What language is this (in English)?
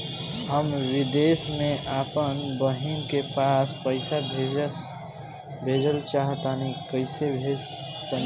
Bhojpuri